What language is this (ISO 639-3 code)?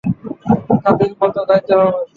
ben